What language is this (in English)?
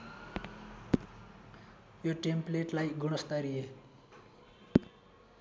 Nepali